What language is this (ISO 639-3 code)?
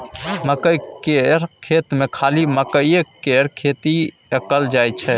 mai